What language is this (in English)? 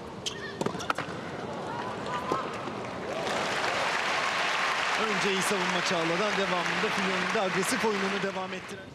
Turkish